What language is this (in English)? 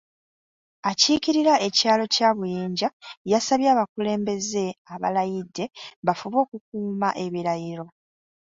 Ganda